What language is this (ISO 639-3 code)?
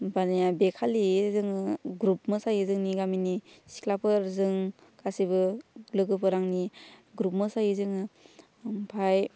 brx